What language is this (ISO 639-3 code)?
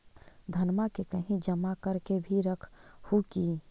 mag